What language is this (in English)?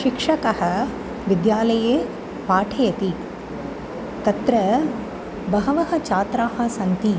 Sanskrit